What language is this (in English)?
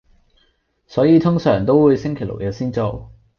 Cantonese